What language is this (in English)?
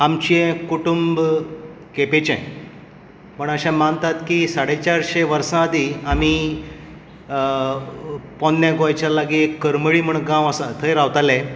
Konkani